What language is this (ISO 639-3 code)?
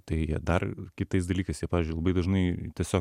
lit